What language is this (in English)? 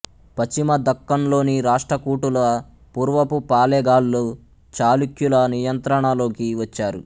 Telugu